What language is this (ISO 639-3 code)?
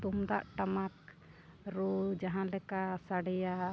sat